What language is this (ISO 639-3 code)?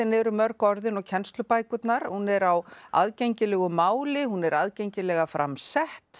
isl